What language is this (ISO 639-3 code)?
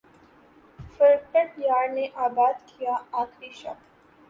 urd